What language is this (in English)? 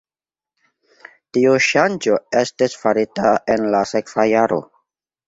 Esperanto